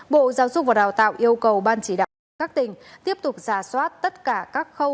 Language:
Vietnamese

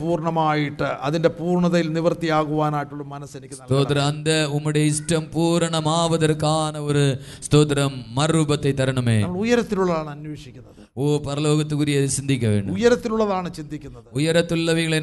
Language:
Malayalam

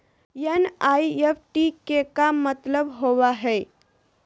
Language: Magahi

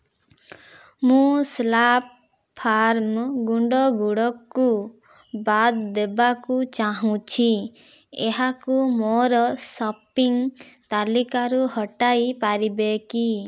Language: Odia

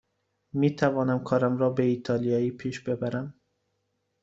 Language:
Persian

